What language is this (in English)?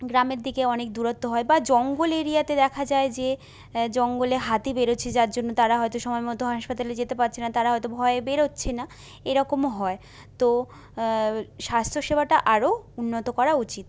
Bangla